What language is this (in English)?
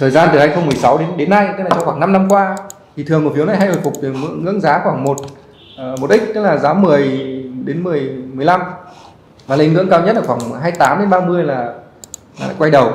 Vietnamese